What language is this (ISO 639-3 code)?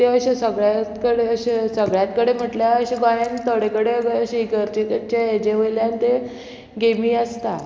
kok